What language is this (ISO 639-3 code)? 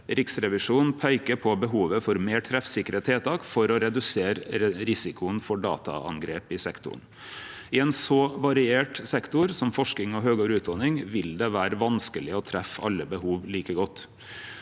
nor